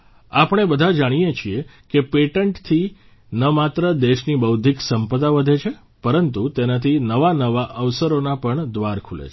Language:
Gujarati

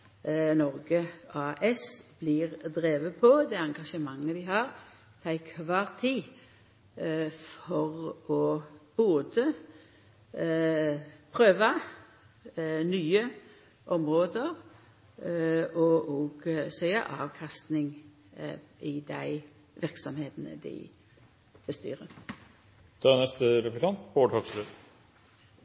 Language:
Norwegian Nynorsk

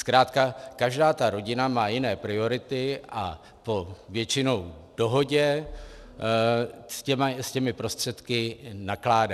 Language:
Czech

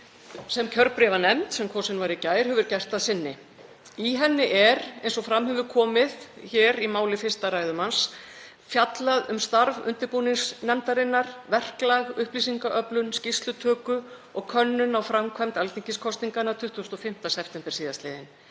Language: Icelandic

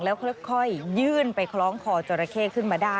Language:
Thai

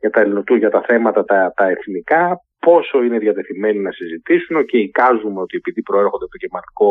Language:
Greek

